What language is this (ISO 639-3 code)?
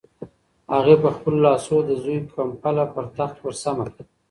pus